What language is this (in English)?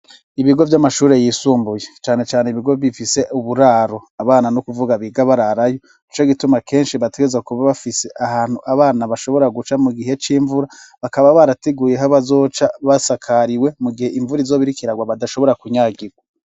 Rundi